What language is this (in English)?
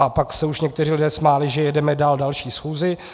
Czech